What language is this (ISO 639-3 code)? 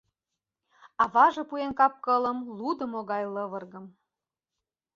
chm